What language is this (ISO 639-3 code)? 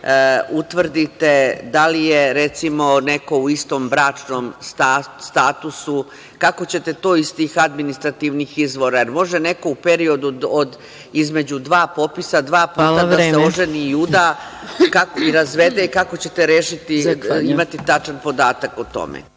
srp